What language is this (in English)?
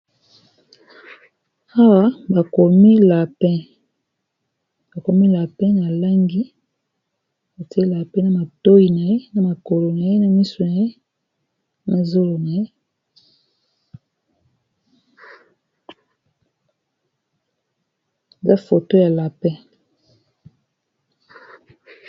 Lingala